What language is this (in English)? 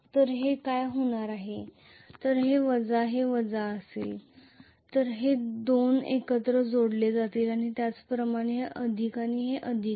Marathi